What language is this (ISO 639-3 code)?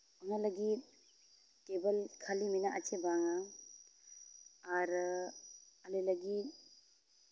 sat